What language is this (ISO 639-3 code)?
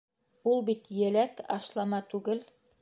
bak